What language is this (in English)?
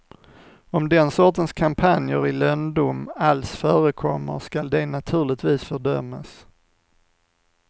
Swedish